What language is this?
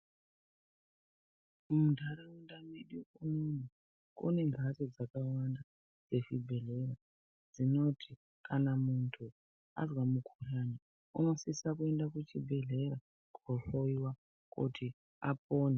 Ndau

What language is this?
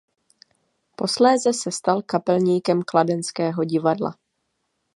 Czech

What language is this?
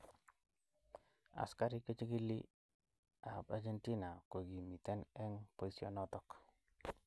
Kalenjin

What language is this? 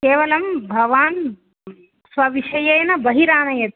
Sanskrit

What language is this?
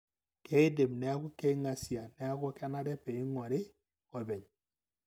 Masai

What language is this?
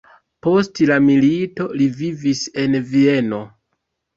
Esperanto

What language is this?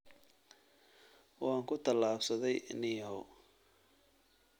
Somali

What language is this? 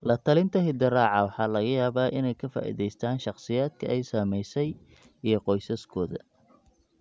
Somali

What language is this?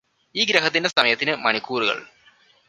Malayalam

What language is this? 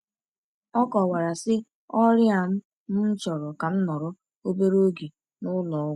Igbo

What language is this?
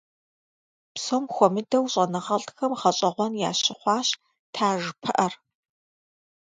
Kabardian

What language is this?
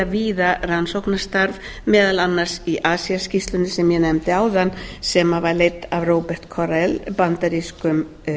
Icelandic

